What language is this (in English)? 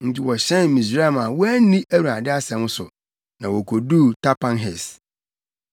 Akan